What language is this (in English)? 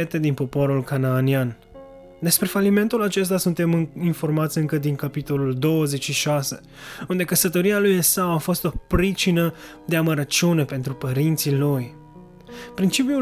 Romanian